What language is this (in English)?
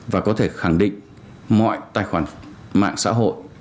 Vietnamese